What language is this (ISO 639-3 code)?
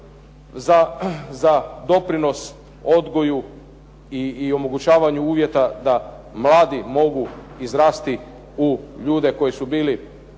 hrv